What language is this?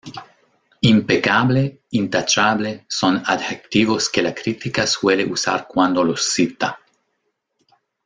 Spanish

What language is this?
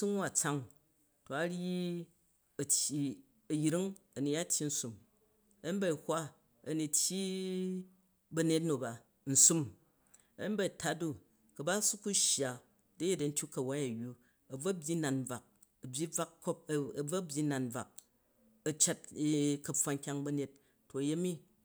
Jju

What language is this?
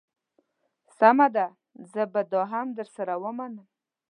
Pashto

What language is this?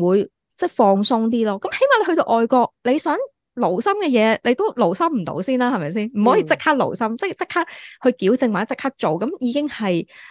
Chinese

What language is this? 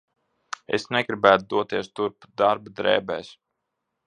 Latvian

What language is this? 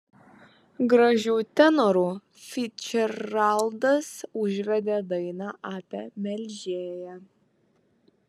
Lithuanian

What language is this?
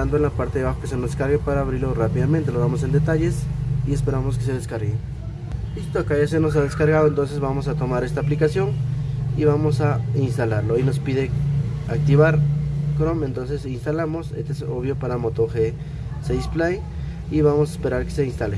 Spanish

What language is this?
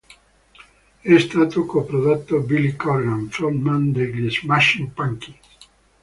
Italian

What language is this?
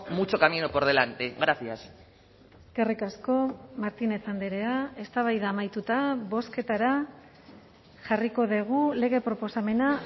Basque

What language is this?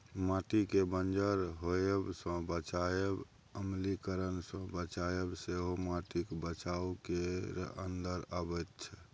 Maithili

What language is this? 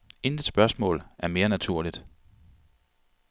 Danish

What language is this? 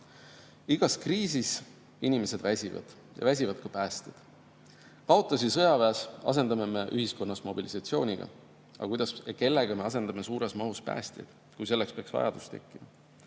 Estonian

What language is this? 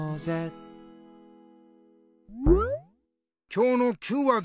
Japanese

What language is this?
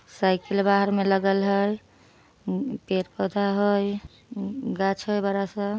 Magahi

